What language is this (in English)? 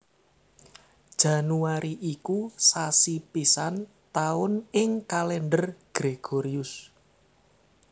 Javanese